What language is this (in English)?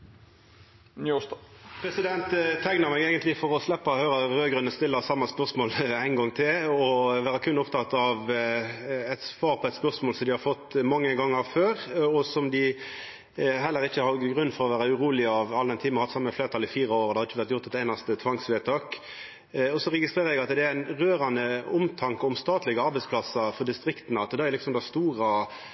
Norwegian Nynorsk